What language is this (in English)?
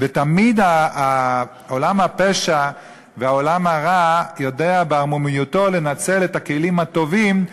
Hebrew